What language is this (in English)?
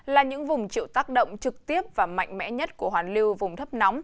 Vietnamese